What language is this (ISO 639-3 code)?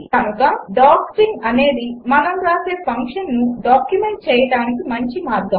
tel